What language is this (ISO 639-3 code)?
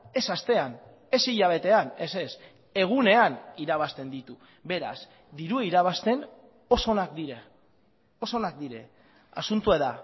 eus